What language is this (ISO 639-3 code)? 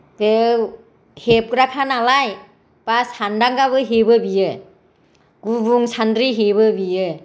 brx